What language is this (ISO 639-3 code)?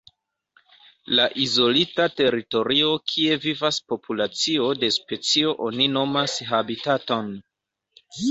epo